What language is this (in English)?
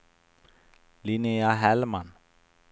Swedish